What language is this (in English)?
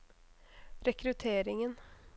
Norwegian